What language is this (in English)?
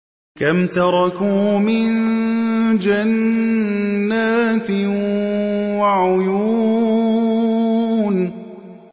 Arabic